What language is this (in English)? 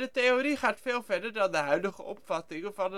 Dutch